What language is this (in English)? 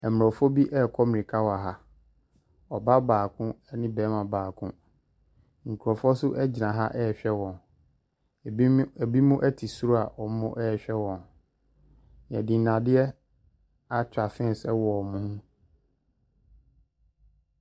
Akan